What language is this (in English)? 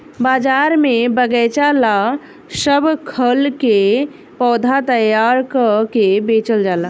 Bhojpuri